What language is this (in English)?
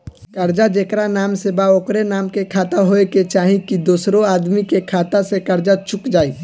Bhojpuri